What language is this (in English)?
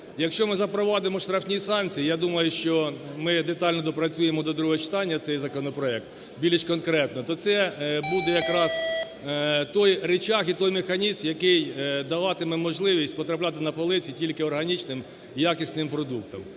Ukrainian